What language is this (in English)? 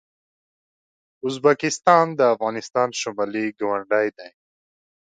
Pashto